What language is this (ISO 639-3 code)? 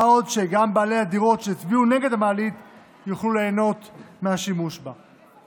heb